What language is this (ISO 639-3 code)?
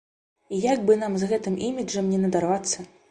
bel